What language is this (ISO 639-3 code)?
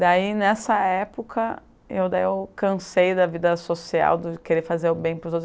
por